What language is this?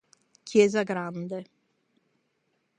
Italian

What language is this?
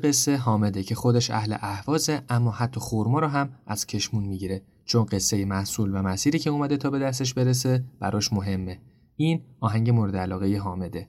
Persian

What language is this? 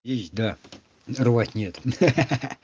Russian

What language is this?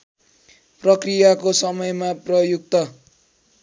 Nepali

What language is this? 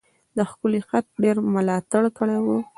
Pashto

